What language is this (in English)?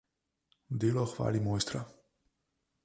Slovenian